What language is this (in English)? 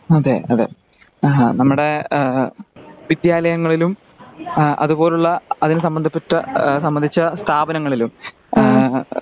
Malayalam